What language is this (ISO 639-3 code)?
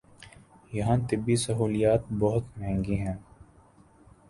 urd